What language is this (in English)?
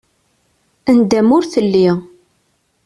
Kabyle